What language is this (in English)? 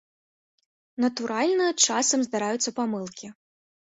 Belarusian